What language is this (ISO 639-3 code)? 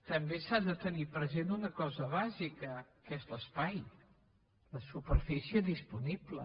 cat